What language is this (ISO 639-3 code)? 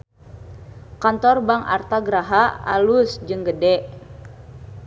sun